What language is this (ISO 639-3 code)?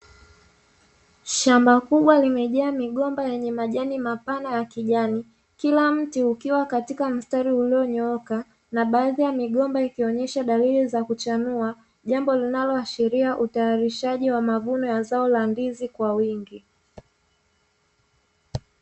swa